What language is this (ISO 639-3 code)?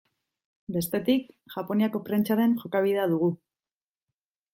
eus